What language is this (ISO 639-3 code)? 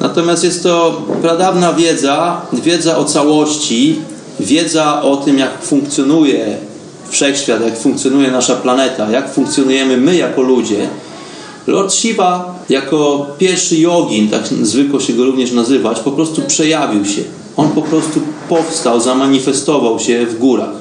pol